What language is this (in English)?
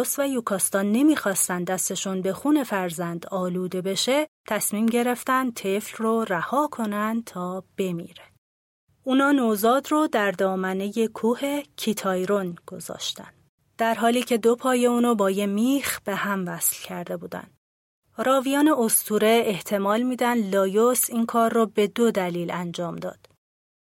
Persian